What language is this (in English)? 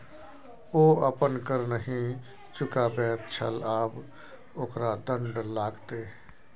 Maithili